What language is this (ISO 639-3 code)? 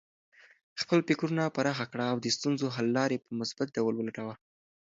pus